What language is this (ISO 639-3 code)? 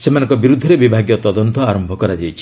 ori